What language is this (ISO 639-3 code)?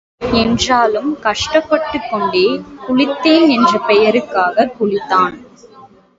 tam